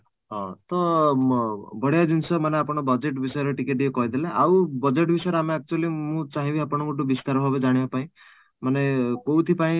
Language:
Odia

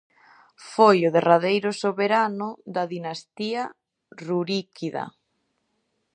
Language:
Galician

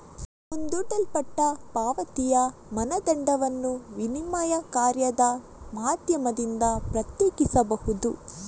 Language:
Kannada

